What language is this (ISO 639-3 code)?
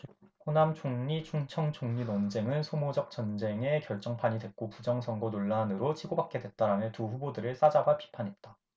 kor